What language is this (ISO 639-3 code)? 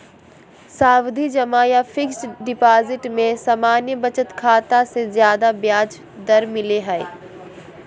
mag